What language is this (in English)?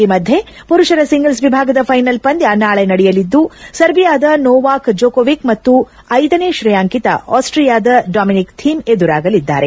Kannada